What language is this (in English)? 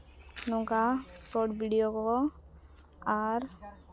Santali